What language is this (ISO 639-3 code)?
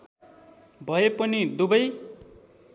nep